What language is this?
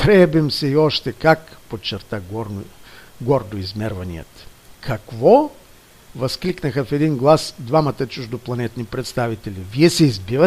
Bulgarian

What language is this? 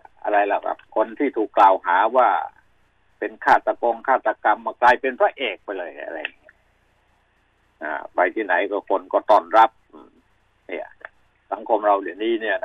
Thai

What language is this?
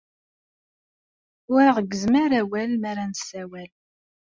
Kabyle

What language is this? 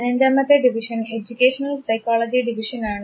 Malayalam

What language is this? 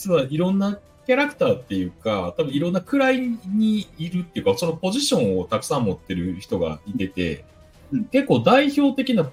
Japanese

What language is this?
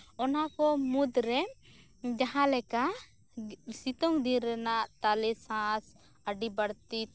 Santali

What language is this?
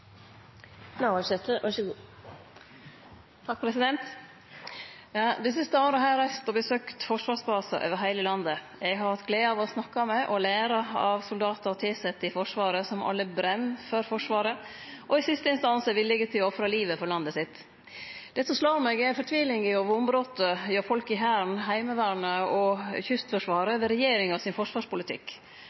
Norwegian Nynorsk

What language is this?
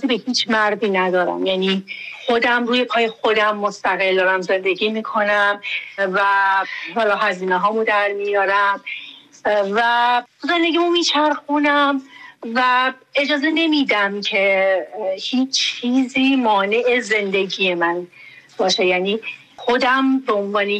Persian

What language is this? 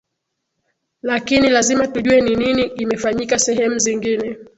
Swahili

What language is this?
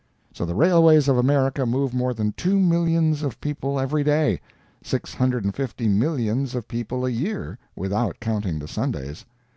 English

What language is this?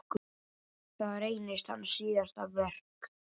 Icelandic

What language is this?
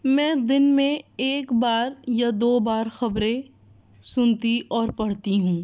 Urdu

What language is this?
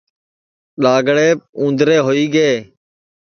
Sansi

